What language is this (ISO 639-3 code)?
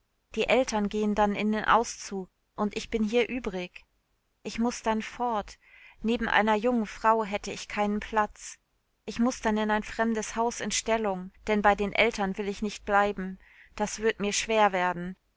deu